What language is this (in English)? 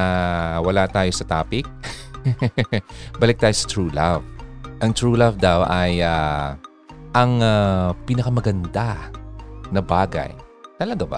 Filipino